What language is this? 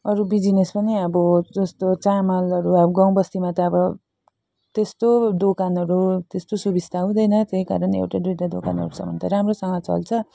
Nepali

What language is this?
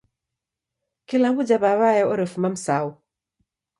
Taita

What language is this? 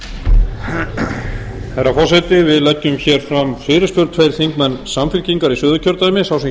Icelandic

